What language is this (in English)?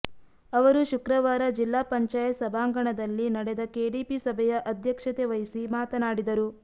Kannada